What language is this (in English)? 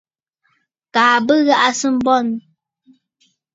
Bafut